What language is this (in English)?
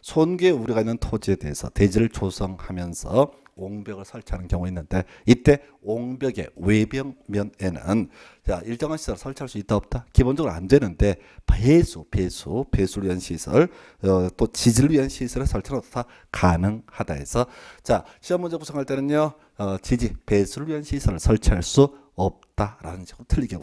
Korean